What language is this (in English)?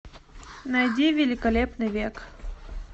Russian